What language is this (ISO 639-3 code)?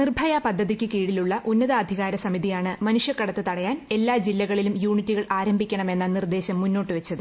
mal